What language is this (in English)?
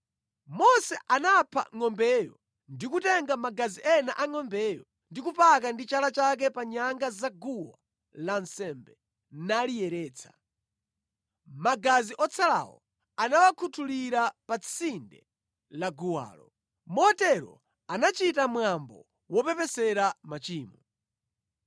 Nyanja